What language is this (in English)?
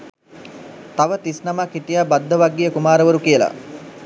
Sinhala